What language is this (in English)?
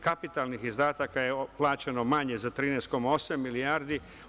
Serbian